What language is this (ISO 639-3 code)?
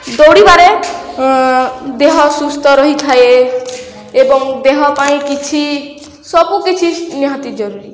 ori